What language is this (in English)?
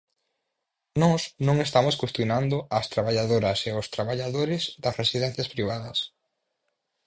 Galician